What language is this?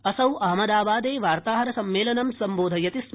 Sanskrit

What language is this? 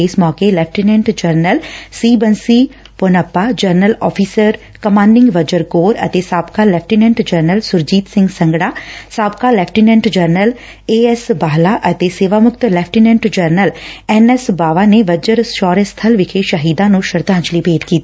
Punjabi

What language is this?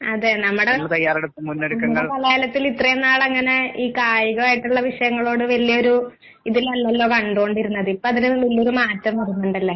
Malayalam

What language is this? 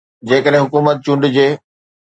Sindhi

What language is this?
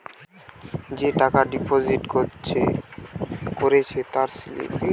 Bangla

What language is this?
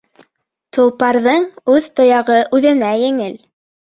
Bashkir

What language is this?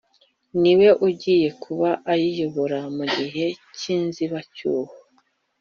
Kinyarwanda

